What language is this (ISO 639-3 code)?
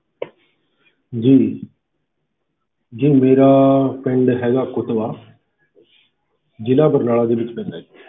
pan